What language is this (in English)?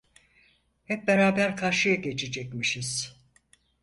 Turkish